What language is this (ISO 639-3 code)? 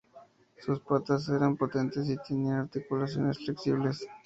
spa